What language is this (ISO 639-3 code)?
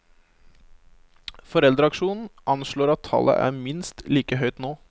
nor